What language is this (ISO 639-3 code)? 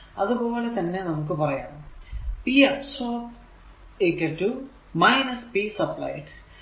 mal